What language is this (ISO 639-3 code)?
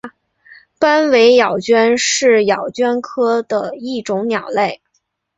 zho